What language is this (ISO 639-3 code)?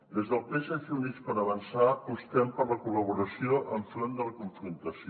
cat